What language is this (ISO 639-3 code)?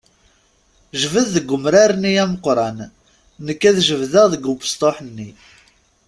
kab